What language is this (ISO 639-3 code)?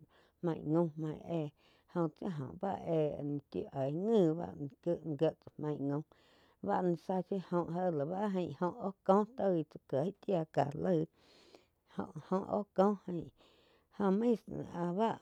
chq